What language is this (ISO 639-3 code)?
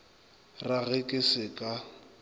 nso